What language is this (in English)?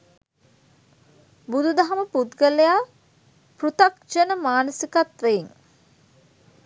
Sinhala